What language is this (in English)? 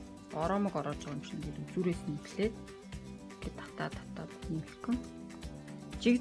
German